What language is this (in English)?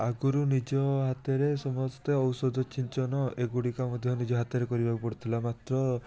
Odia